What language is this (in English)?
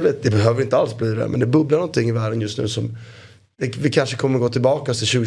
Swedish